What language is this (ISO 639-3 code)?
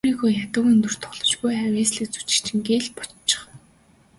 mon